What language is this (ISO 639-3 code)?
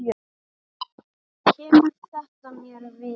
isl